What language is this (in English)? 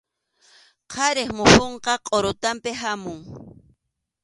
Arequipa-La Unión Quechua